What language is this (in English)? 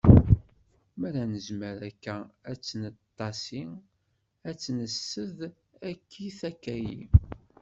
Kabyle